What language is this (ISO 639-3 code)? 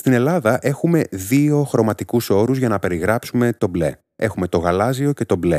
ell